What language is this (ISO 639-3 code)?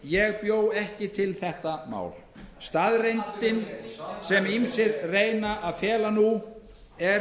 isl